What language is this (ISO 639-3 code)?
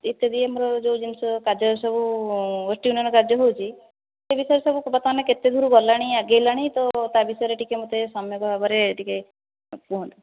ori